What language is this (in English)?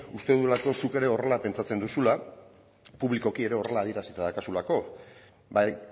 Basque